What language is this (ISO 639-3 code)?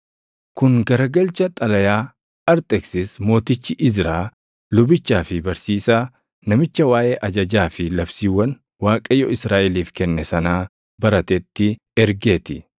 orm